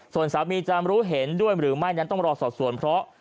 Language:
Thai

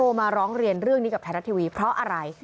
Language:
Thai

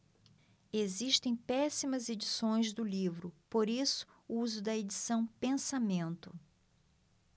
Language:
Portuguese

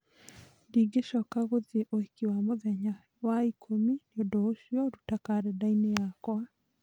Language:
Kikuyu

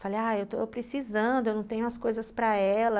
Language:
Portuguese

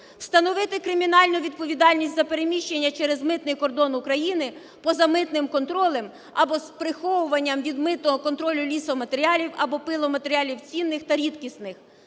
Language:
Ukrainian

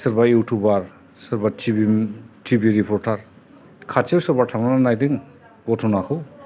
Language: Bodo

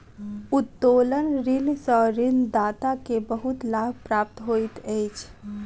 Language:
Maithili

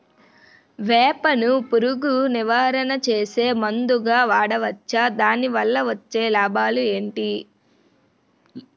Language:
Telugu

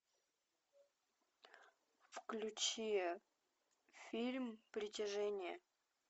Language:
Russian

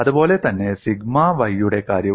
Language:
Malayalam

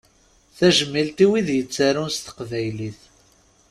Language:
Kabyle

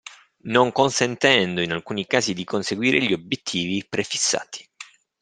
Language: Italian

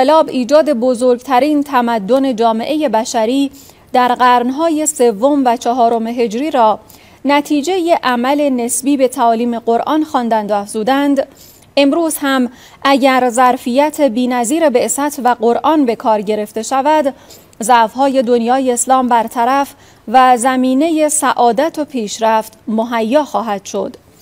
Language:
Persian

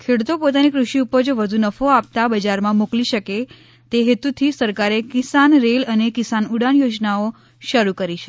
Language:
Gujarati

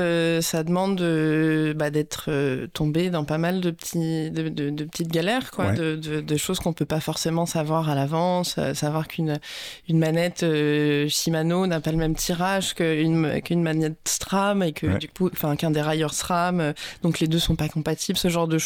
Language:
French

